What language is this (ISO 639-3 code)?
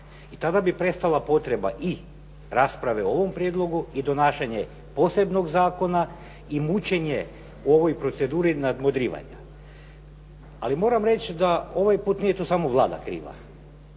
hrv